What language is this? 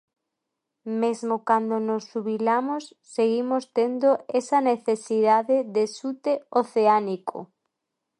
Galician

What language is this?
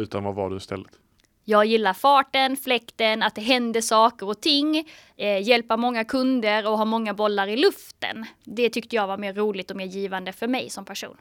Swedish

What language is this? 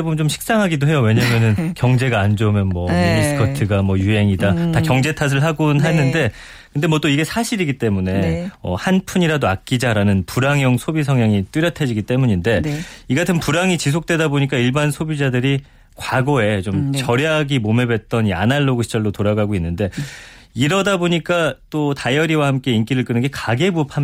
Korean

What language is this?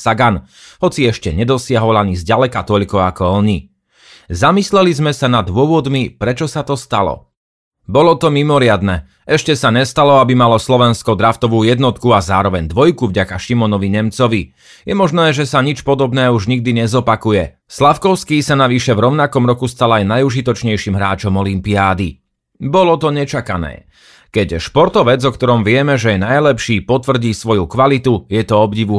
Slovak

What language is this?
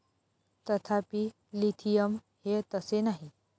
Marathi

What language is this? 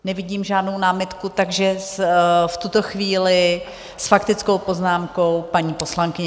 Czech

